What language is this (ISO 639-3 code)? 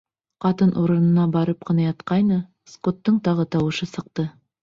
bak